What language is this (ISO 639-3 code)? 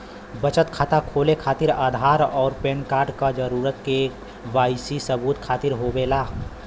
bho